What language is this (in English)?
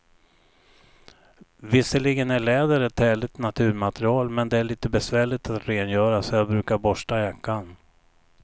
Swedish